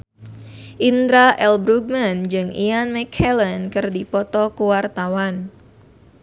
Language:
Sundanese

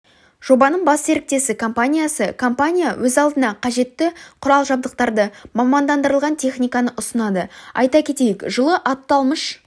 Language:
Kazakh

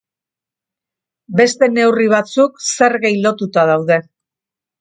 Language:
Basque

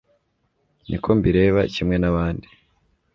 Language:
Kinyarwanda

